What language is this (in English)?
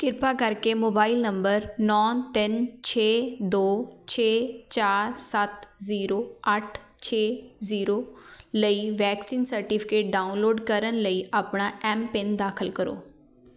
Punjabi